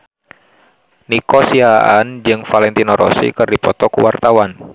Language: Sundanese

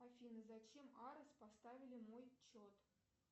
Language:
Russian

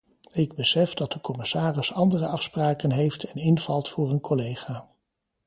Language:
Dutch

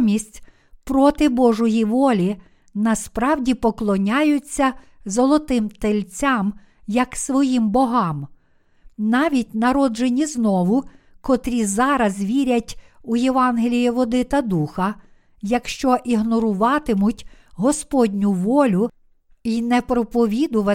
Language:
Ukrainian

